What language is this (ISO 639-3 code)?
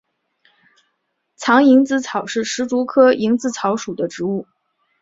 zho